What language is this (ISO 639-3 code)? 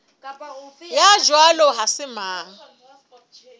sot